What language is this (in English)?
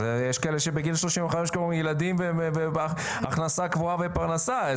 Hebrew